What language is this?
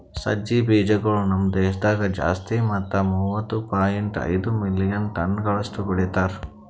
Kannada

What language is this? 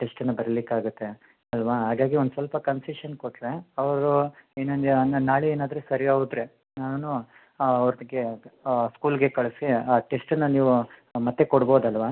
Kannada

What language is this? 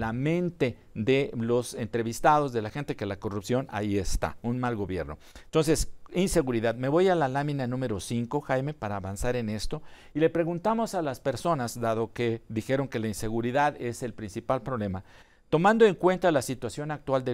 Spanish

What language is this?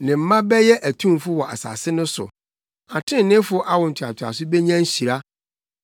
Akan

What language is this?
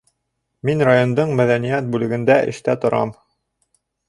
Bashkir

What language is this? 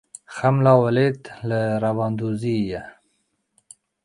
Kurdish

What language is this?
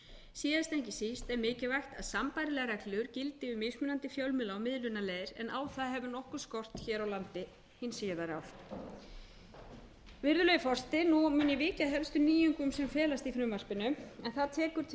Icelandic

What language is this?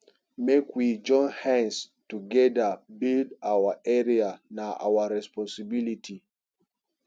Nigerian Pidgin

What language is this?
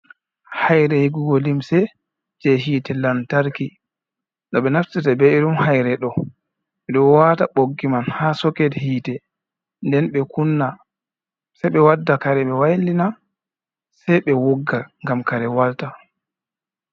Fula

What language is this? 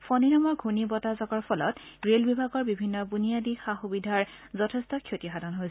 Assamese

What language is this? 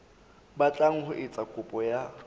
Southern Sotho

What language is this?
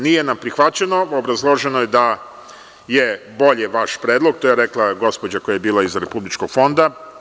Serbian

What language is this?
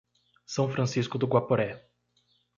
Portuguese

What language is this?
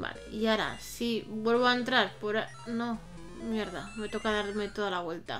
Spanish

